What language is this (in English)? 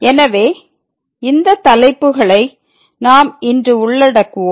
Tamil